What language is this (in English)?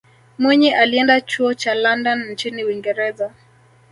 Swahili